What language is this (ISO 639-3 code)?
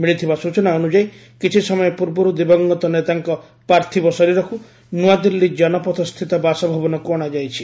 ori